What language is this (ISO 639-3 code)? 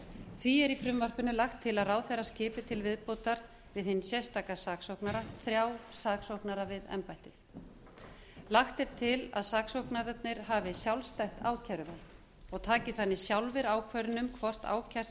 isl